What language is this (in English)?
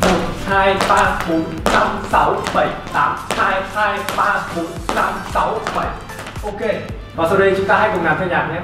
Vietnamese